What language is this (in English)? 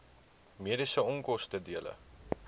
Afrikaans